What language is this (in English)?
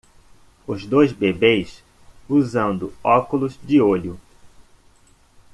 Portuguese